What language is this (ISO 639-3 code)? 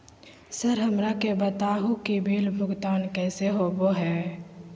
mag